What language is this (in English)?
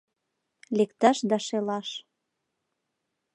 Mari